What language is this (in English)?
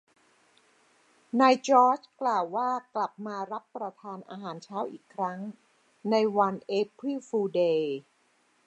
Thai